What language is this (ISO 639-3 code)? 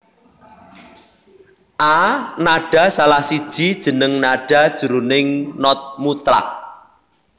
jav